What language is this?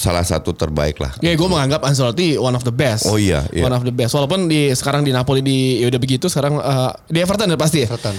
Indonesian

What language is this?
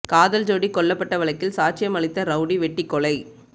Tamil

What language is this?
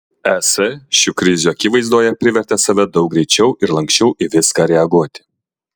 Lithuanian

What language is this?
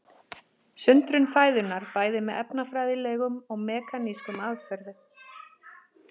Icelandic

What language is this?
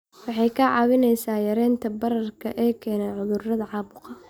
Somali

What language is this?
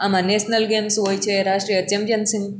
Gujarati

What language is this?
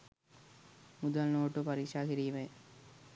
Sinhala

